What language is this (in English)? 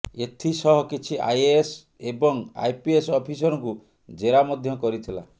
Odia